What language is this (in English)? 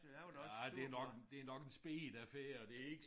Danish